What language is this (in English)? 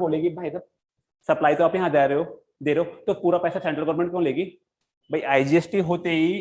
Hindi